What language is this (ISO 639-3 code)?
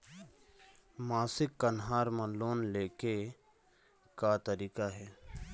hne